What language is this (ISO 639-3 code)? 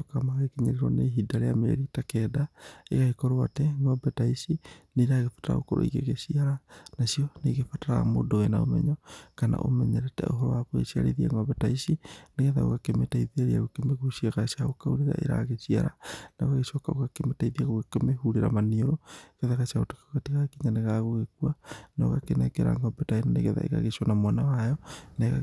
kik